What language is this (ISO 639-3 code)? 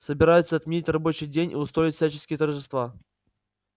rus